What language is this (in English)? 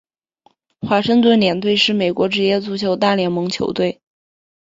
Chinese